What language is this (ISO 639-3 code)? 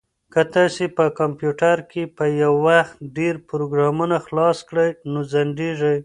pus